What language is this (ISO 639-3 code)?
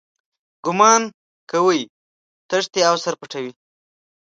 pus